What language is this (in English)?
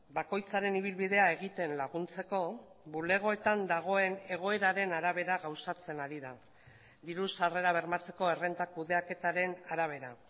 Basque